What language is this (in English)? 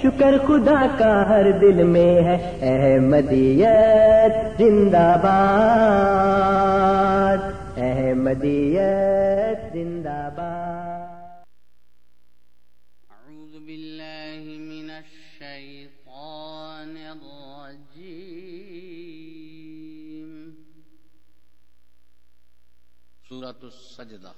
Urdu